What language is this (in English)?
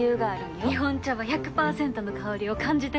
Japanese